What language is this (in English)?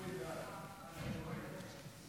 Hebrew